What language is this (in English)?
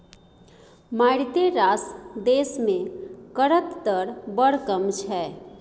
Maithili